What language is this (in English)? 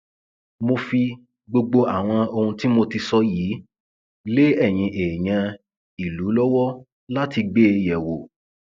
Yoruba